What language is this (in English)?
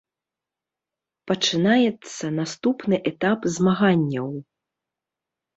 Belarusian